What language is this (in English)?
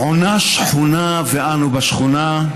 Hebrew